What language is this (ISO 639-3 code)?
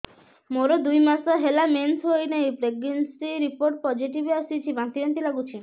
ori